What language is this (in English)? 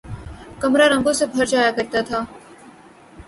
Urdu